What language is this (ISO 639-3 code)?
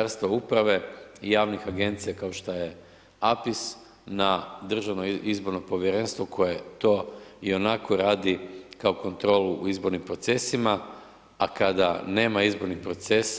hrv